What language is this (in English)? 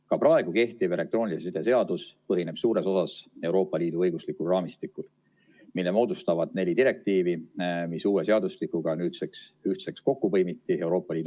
Estonian